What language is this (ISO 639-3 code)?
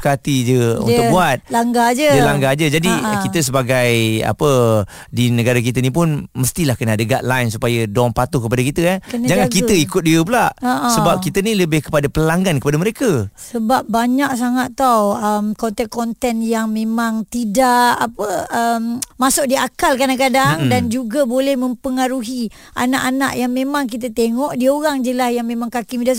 msa